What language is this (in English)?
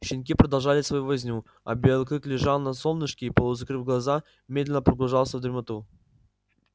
Russian